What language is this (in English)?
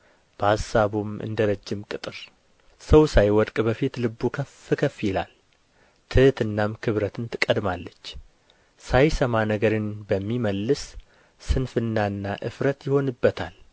Amharic